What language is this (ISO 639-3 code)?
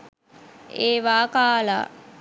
sin